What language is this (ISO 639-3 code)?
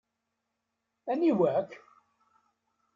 kab